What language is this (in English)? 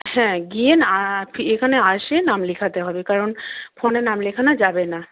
Bangla